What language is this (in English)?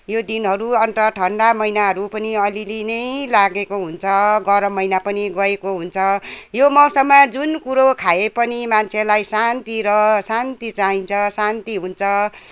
Nepali